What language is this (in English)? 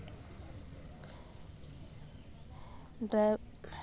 Santali